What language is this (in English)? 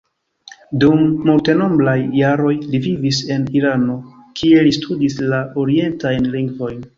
Esperanto